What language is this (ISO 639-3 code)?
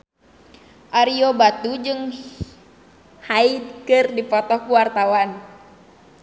sun